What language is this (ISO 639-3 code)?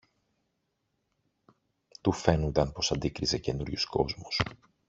ell